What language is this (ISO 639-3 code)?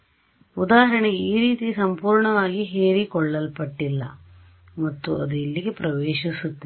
kan